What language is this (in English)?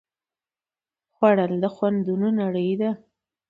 Pashto